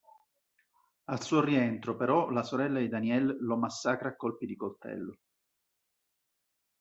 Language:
Italian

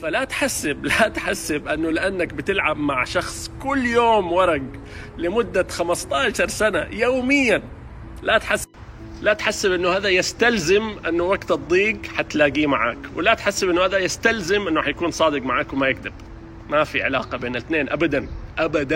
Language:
Arabic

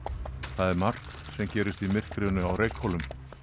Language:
Icelandic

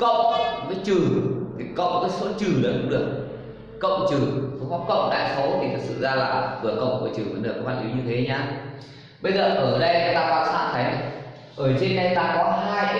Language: Vietnamese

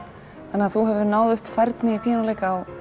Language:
Icelandic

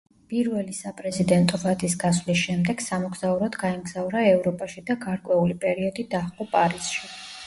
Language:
Georgian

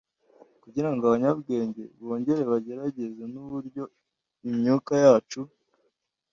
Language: Kinyarwanda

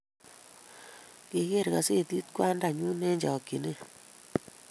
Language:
Kalenjin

